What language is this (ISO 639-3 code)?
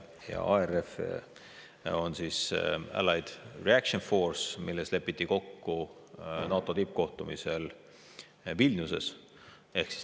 est